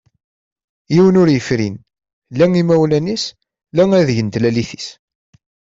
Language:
Kabyle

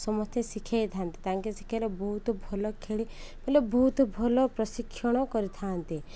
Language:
Odia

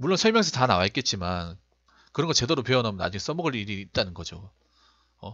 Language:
Korean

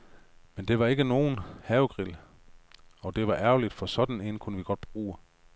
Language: Danish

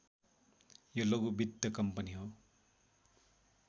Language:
Nepali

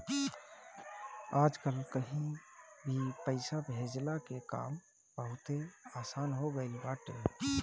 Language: Bhojpuri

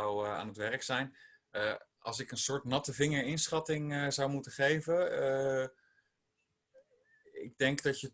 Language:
Dutch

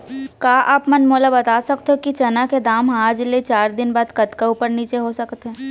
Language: Chhattisgarhi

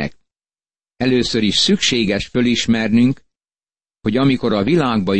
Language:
Hungarian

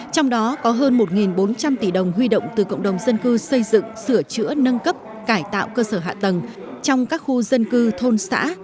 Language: Vietnamese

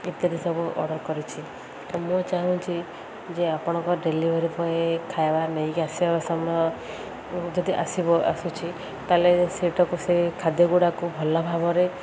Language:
Odia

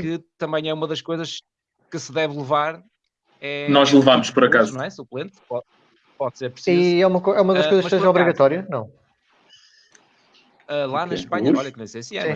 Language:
Portuguese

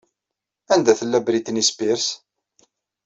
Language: Kabyle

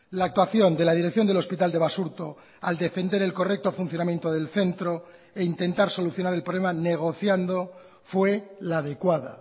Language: Spanish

